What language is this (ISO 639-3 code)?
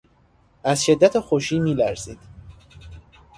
fas